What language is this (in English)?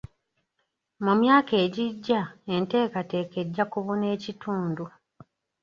Ganda